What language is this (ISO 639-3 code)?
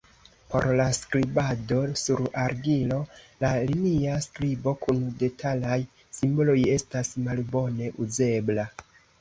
epo